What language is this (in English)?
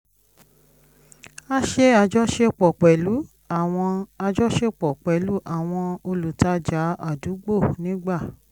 Yoruba